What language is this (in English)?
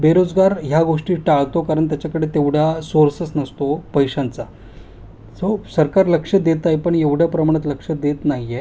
Marathi